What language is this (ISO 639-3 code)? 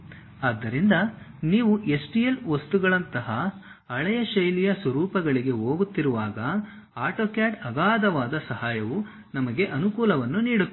kan